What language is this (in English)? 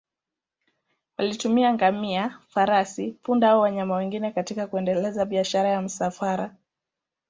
Swahili